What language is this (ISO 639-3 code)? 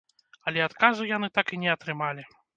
bel